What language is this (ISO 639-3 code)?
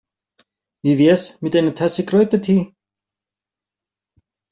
deu